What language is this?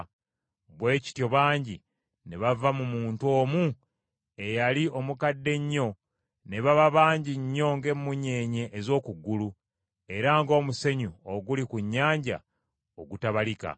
Ganda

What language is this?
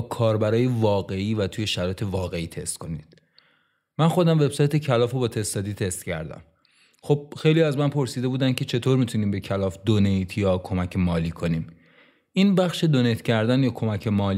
Persian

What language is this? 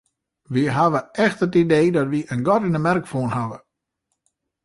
Western Frisian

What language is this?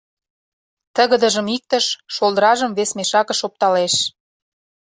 Mari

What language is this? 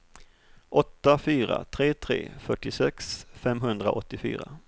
Swedish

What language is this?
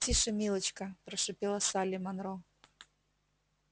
Russian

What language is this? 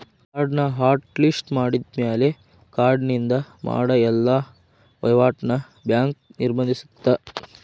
Kannada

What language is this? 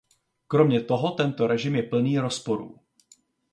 Czech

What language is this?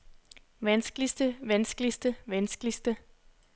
Danish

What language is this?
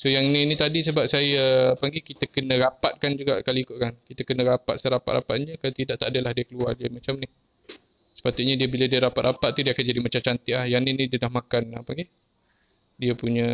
Malay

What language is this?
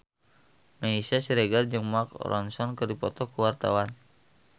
Sundanese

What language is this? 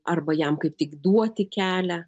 Lithuanian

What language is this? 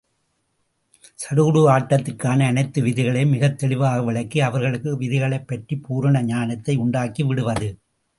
Tamil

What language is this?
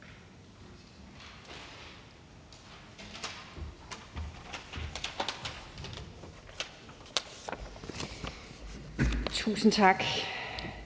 Danish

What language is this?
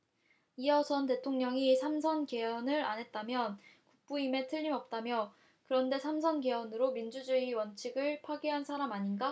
Korean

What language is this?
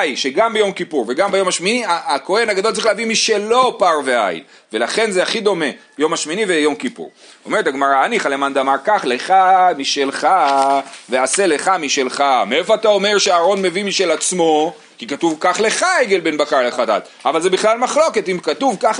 Hebrew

